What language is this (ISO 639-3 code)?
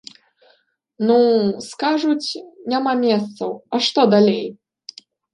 bel